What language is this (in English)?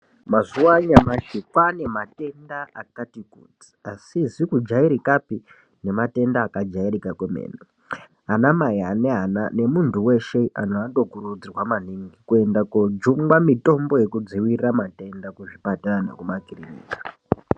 Ndau